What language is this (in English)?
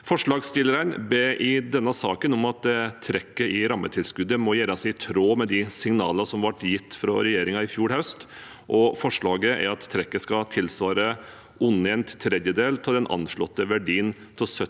Norwegian